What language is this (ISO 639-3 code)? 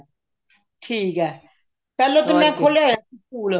pan